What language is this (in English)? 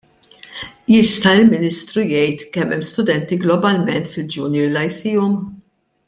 Maltese